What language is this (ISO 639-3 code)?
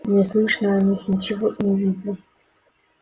rus